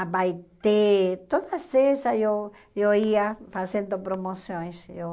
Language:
Portuguese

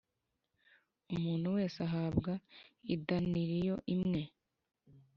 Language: Kinyarwanda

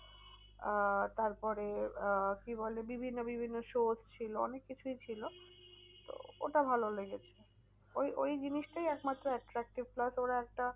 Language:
Bangla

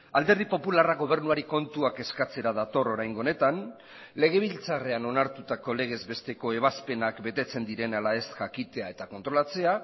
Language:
Basque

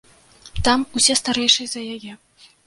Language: Belarusian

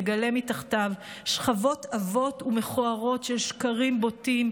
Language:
Hebrew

